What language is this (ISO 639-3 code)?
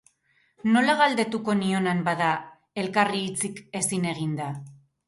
eus